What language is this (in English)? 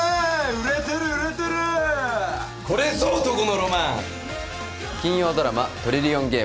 Japanese